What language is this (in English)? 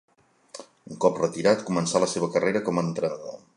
Catalan